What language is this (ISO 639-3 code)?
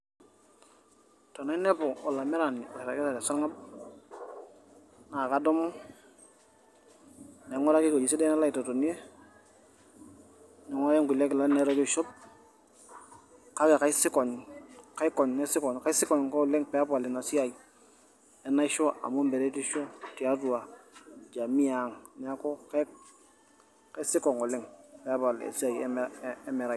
mas